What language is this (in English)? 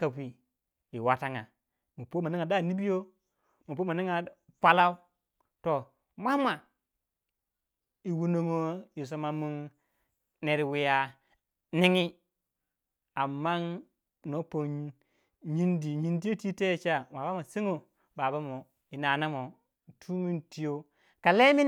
Waja